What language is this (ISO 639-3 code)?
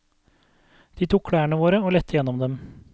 nor